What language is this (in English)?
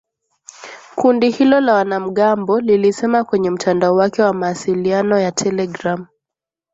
Swahili